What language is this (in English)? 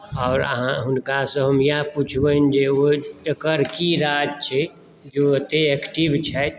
Maithili